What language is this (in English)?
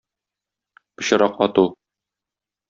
Tatar